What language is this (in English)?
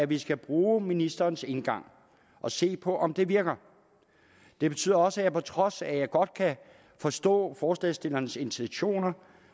Danish